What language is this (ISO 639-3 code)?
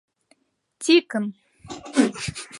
chm